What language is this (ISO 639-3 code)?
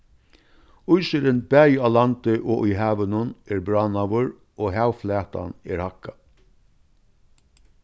fao